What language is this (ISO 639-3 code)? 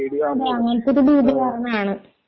mal